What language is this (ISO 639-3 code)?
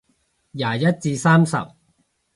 yue